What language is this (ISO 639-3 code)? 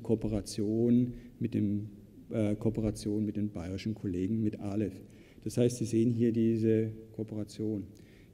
deu